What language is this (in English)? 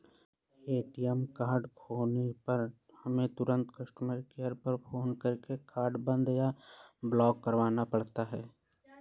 Hindi